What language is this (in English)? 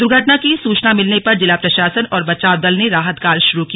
Hindi